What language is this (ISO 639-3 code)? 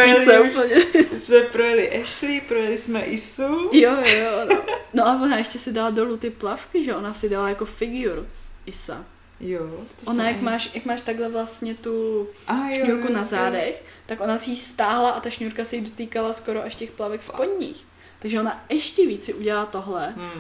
ces